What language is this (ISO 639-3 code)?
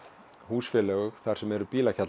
isl